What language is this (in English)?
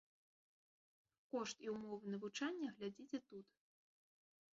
Belarusian